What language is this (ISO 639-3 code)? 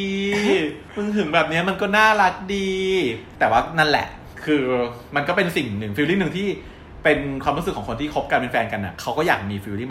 tha